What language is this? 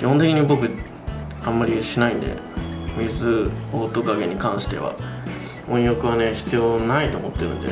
Japanese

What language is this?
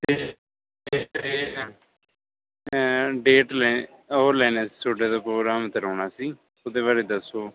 Punjabi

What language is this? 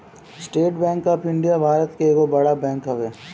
Bhojpuri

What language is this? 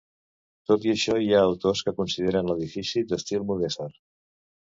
Catalan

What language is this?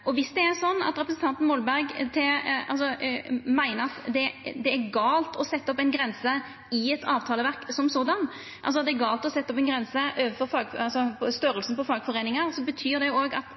Norwegian Nynorsk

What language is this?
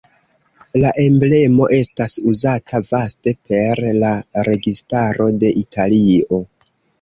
Esperanto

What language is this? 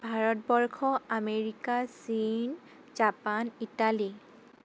Assamese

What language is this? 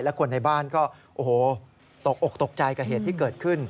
Thai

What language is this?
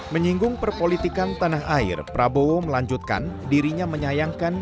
Indonesian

